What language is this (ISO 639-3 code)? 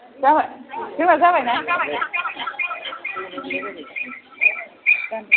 brx